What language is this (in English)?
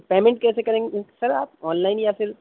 Urdu